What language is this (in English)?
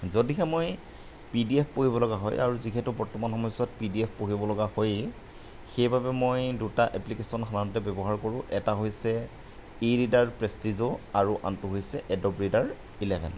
Assamese